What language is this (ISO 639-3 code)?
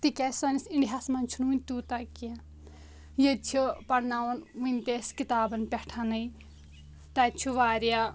kas